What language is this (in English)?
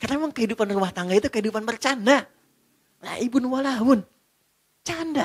Indonesian